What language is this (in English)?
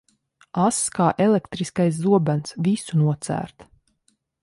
Latvian